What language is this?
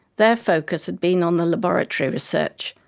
English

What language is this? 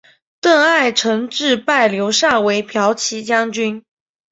Chinese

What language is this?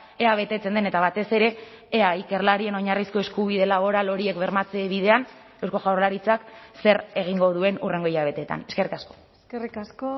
Basque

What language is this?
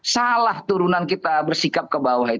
Indonesian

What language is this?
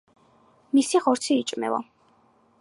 Georgian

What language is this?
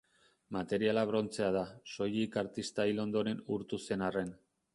Basque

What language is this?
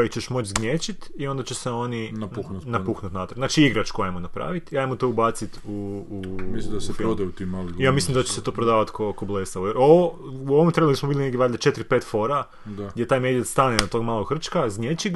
Croatian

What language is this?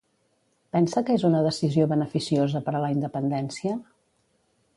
Catalan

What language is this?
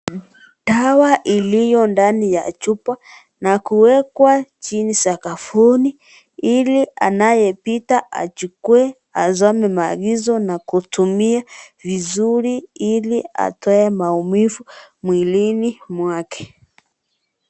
Swahili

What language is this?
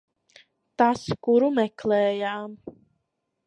Latvian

